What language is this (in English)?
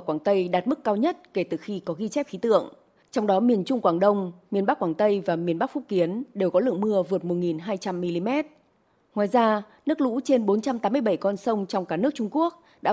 Vietnamese